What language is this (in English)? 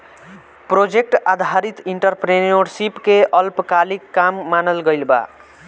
Bhojpuri